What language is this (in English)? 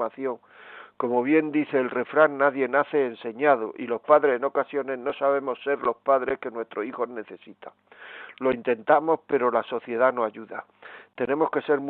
Spanish